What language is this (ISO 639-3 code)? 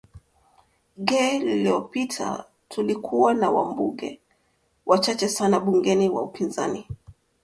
swa